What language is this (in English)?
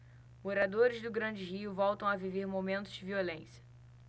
Portuguese